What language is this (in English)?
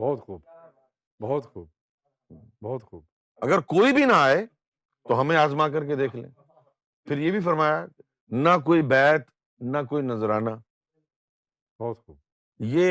Urdu